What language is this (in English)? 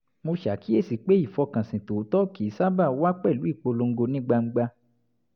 Yoruba